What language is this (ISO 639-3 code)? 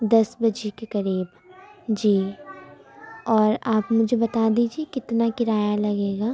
urd